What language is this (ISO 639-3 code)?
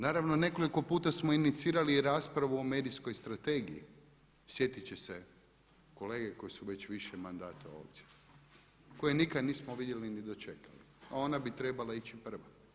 hrv